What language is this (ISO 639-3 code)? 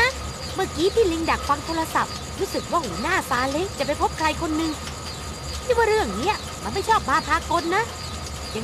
tha